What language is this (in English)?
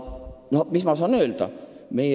Estonian